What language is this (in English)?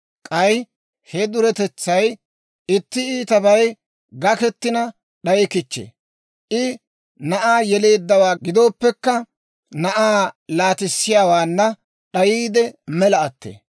Dawro